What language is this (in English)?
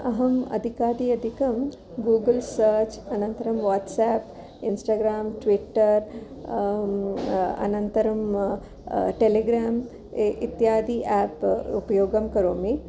Sanskrit